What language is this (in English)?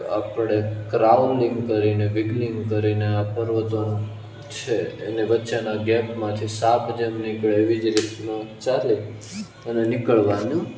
Gujarati